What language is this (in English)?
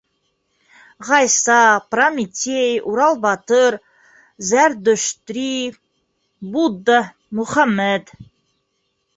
Bashkir